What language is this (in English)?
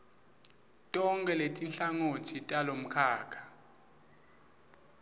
Swati